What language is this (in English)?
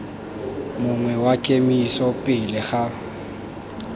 Tswana